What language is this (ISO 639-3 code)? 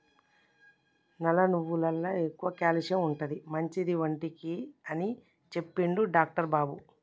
tel